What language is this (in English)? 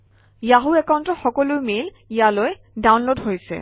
Assamese